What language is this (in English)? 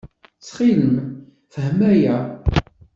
Kabyle